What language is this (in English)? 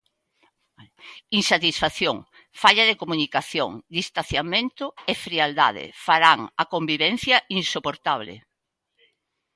Galician